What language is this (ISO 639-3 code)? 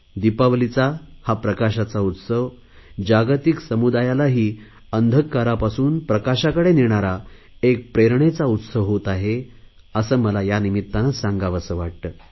mar